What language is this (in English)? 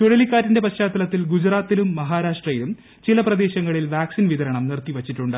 Malayalam